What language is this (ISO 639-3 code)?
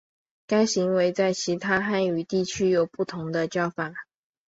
zho